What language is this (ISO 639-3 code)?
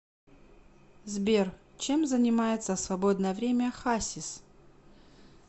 rus